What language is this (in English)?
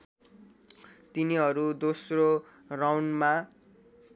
Nepali